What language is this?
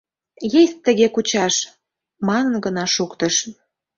Mari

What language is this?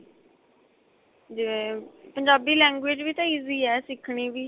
Punjabi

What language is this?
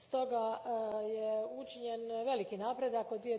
Croatian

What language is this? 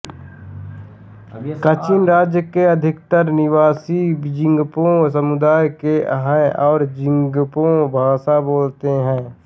Hindi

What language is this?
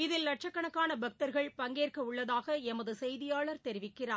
Tamil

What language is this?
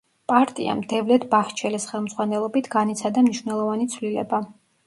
Georgian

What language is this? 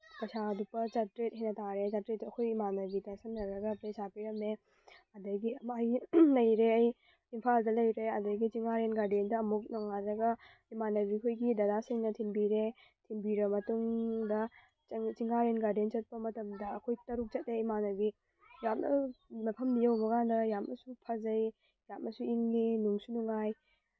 Manipuri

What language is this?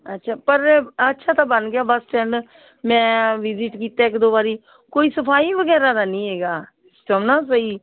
Punjabi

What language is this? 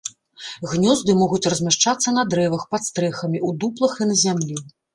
Belarusian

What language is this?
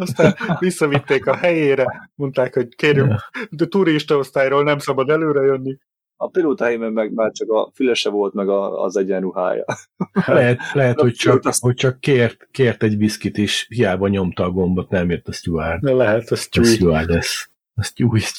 Hungarian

